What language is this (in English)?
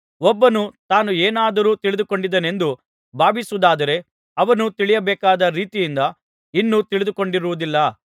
Kannada